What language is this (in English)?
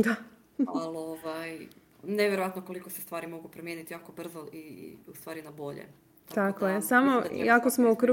Croatian